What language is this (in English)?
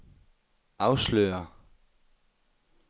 Danish